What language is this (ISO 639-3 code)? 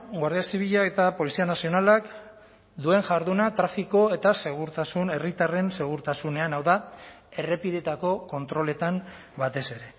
eus